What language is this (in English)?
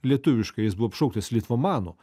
Lithuanian